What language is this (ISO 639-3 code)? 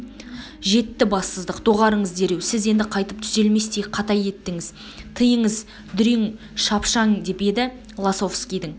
kaz